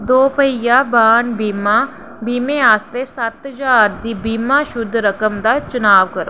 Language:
Dogri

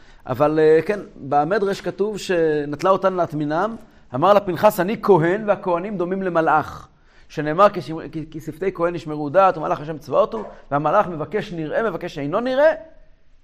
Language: Hebrew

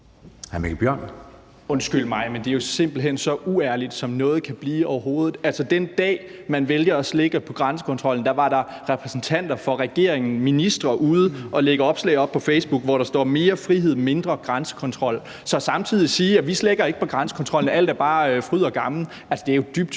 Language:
Danish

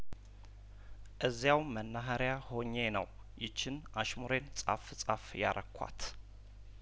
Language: Amharic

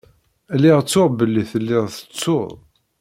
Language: Kabyle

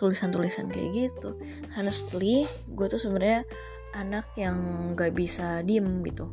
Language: Indonesian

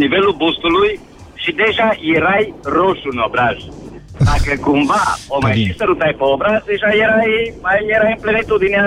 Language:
Romanian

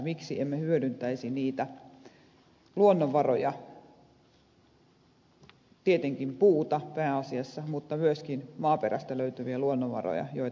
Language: Finnish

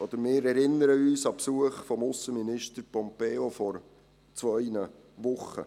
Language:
Swiss German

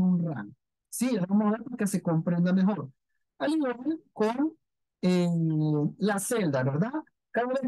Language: Spanish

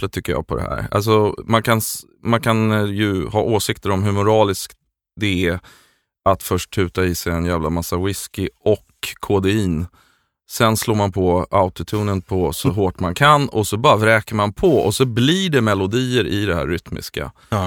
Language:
Swedish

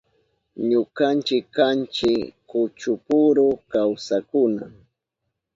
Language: Southern Pastaza Quechua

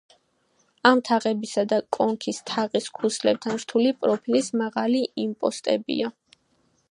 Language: Georgian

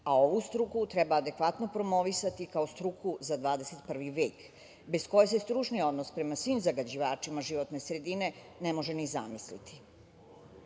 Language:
Serbian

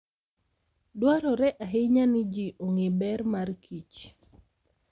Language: Luo (Kenya and Tanzania)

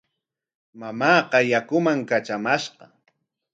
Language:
Corongo Ancash Quechua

